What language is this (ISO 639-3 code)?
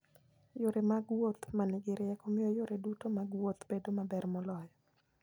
luo